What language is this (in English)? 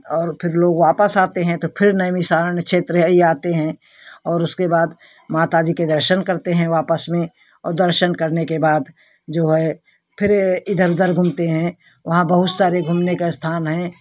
Hindi